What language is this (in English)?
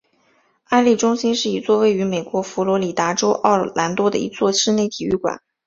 Chinese